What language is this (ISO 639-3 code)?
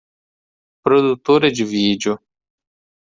por